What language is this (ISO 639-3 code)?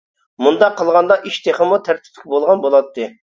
uig